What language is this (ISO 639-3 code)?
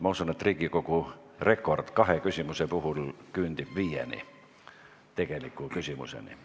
est